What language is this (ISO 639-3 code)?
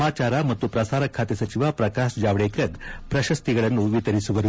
kan